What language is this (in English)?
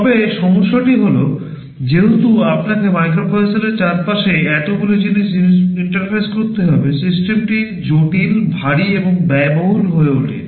Bangla